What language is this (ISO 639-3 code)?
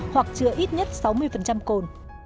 vie